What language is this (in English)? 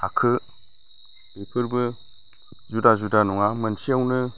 Bodo